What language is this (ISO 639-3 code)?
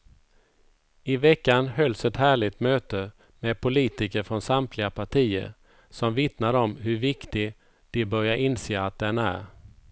swe